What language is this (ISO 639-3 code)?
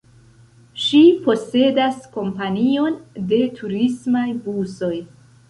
epo